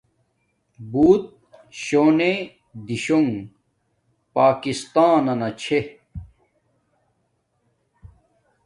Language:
Domaaki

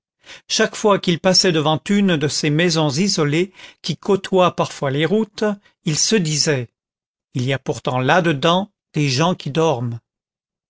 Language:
French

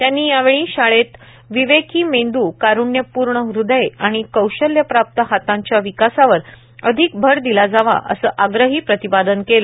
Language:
Marathi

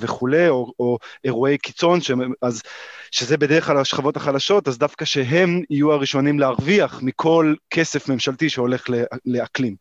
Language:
Hebrew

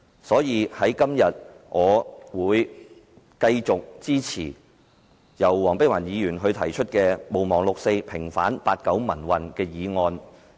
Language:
Cantonese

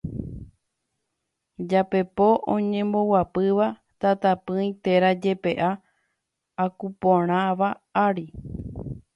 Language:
Guarani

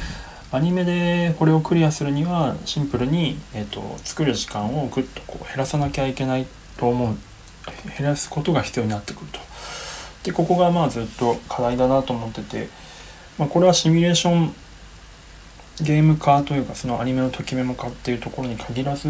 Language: Japanese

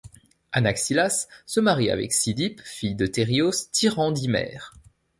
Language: French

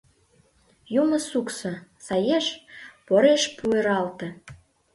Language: Mari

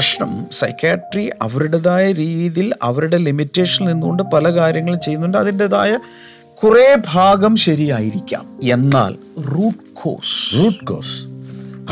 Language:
Malayalam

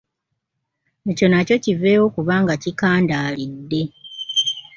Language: Ganda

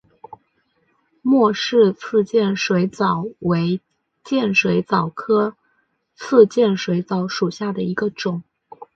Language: Chinese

